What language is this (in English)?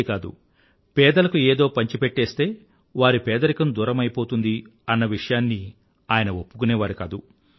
Telugu